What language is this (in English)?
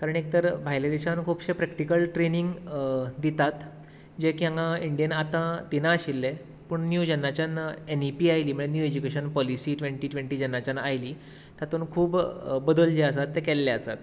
Konkani